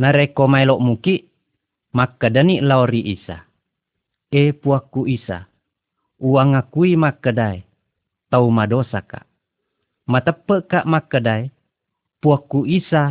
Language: Malay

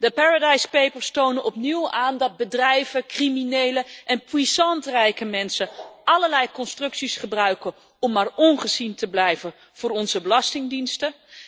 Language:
Dutch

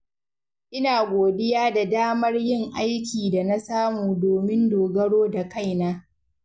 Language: Hausa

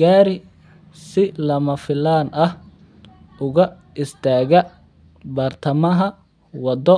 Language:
Somali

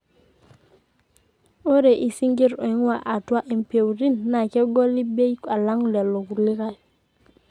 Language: Masai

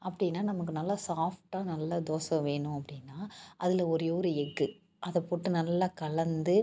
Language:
Tamil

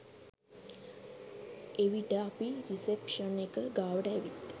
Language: Sinhala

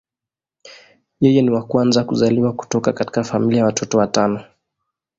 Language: Swahili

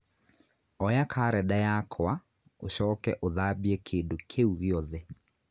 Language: Kikuyu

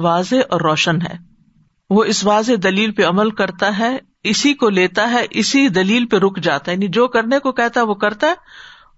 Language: Urdu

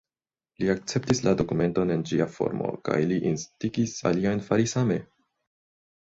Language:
Esperanto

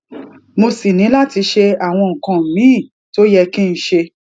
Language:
Yoruba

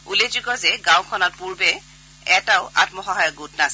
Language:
Assamese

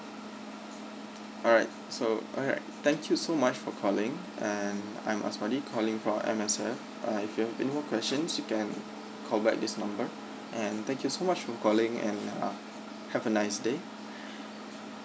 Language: English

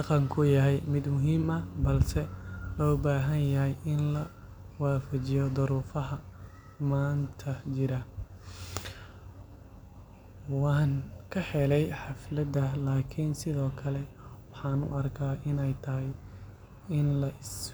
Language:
Somali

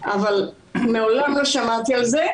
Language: Hebrew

